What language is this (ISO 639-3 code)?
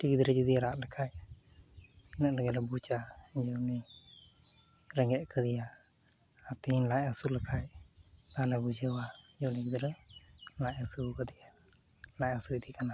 sat